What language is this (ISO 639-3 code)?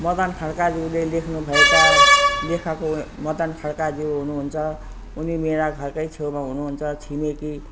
nep